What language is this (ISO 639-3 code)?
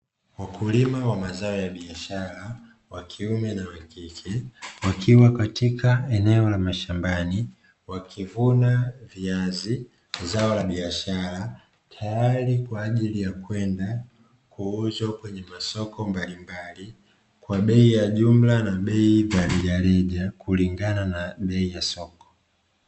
swa